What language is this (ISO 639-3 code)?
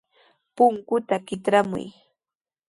qws